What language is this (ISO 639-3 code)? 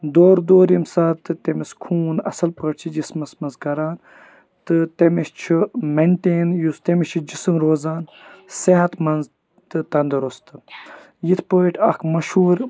kas